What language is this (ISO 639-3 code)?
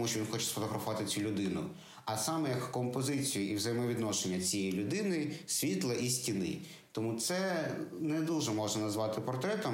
ukr